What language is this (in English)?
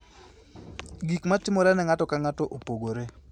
Luo (Kenya and Tanzania)